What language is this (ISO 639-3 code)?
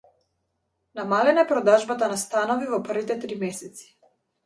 mkd